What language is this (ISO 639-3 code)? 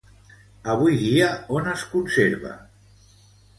cat